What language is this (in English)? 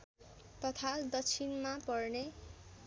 Nepali